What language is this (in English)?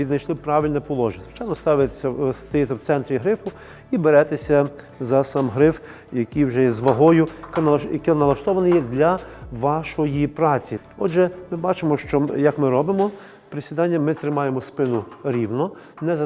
Ukrainian